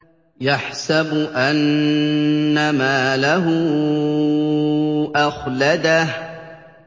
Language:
Arabic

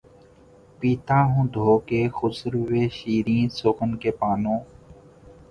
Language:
Urdu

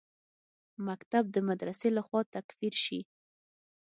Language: Pashto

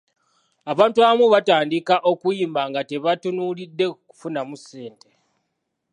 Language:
Ganda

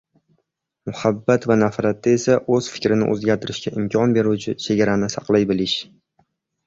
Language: Uzbek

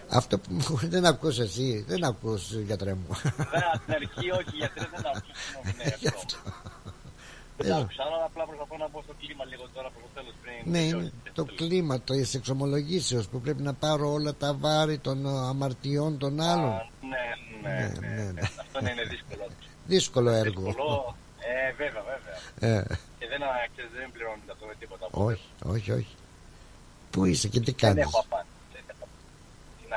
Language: Greek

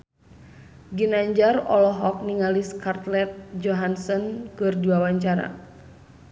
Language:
Sundanese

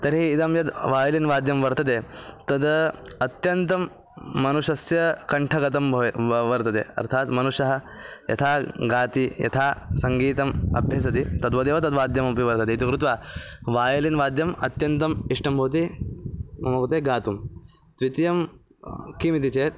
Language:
Sanskrit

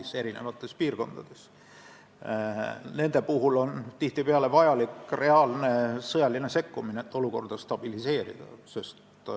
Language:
Estonian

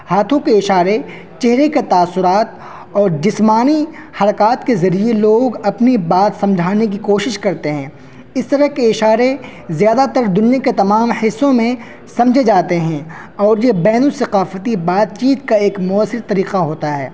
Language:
Urdu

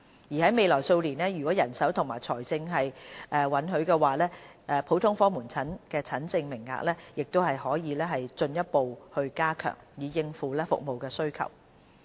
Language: Cantonese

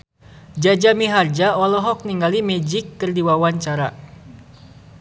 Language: Sundanese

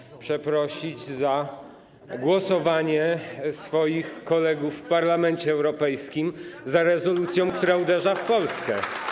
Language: Polish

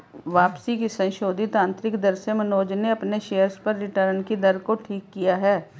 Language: Hindi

